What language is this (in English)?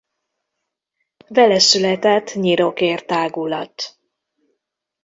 Hungarian